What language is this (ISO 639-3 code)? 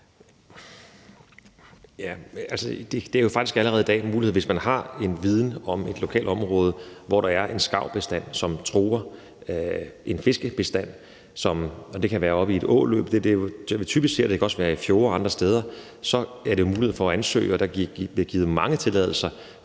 dan